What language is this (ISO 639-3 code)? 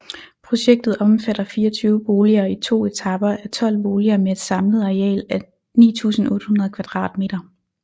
dan